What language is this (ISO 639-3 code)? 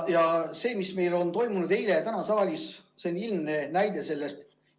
est